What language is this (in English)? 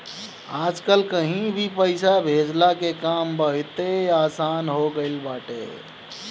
Bhojpuri